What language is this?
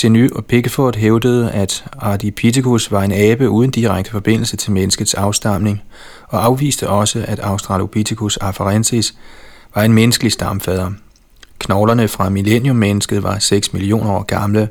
Danish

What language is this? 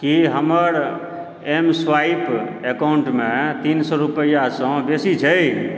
Maithili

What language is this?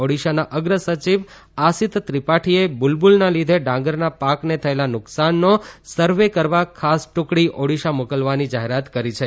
Gujarati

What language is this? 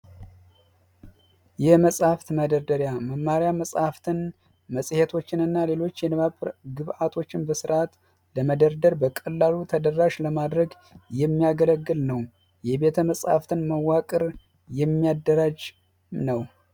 Amharic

